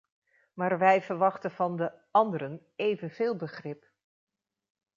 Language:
Dutch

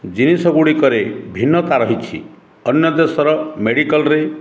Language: Odia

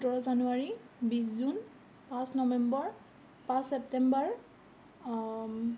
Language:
Assamese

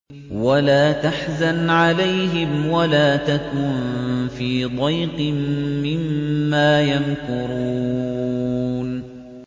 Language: Arabic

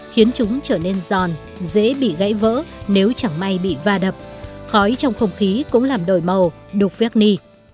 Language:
Vietnamese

